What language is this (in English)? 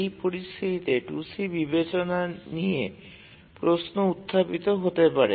Bangla